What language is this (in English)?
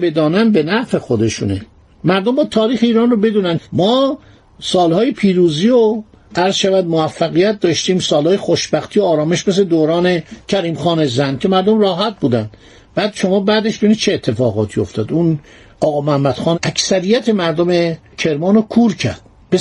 Persian